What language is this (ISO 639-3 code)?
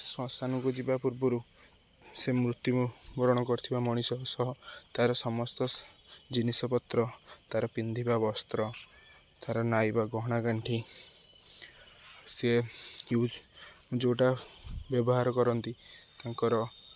ori